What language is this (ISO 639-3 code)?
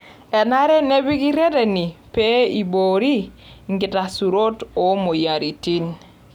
mas